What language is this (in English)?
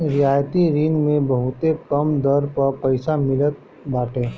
Bhojpuri